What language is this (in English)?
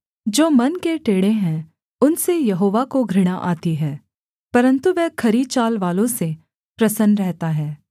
Hindi